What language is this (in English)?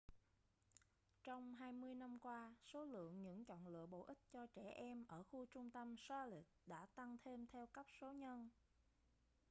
Vietnamese